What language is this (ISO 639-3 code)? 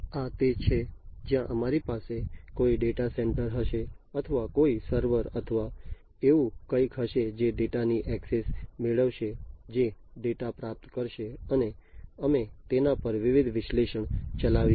guj